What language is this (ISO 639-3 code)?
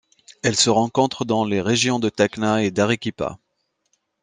fra